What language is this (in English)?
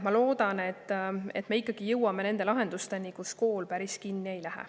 Estonian